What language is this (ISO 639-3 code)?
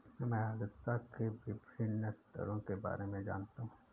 hin